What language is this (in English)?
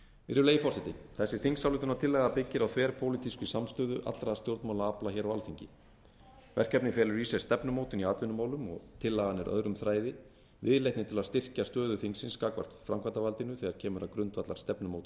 Icelandic